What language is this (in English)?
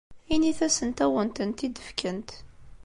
Kabyle